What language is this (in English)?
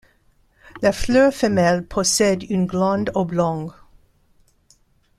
French